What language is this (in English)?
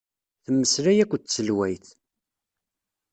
Kabyle